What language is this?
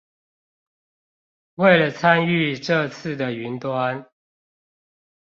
Chinese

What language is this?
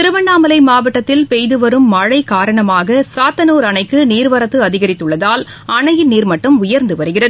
Tamil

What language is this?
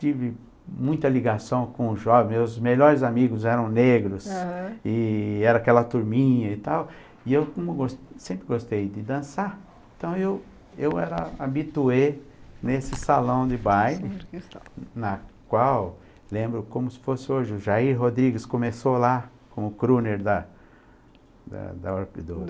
Portuguese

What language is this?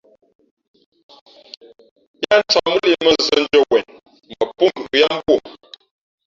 Fe'fe'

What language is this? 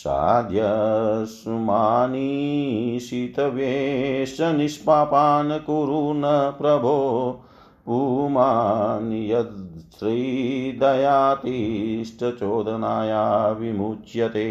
Hindi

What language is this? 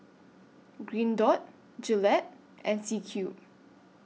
English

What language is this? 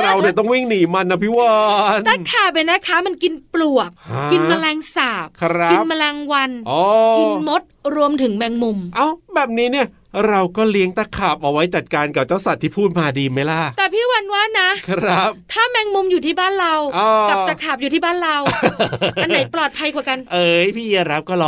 Thai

